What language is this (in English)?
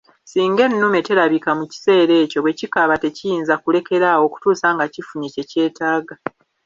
Ganda